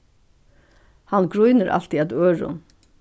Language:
Faroese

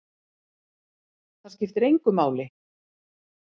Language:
Icelandic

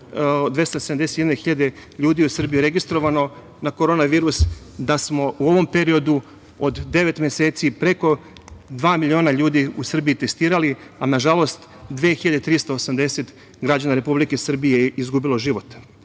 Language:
Serbian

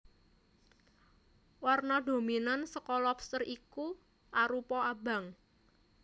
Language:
Javanese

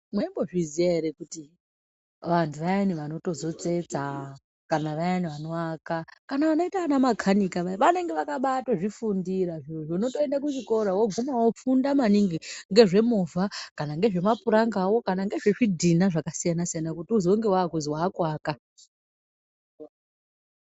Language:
Ndau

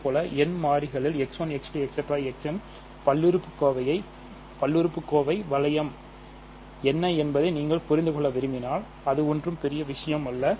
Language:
Tamil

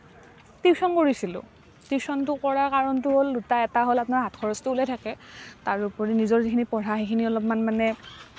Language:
Assamese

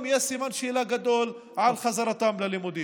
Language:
Hebrew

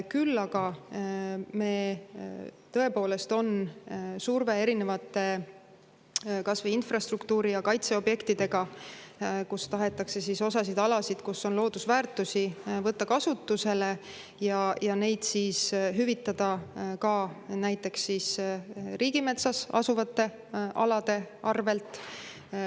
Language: Estonian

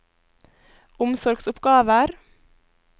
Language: Norwegian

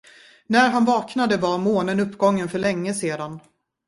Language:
Swedish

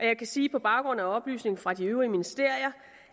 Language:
Danish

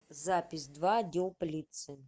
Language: Russian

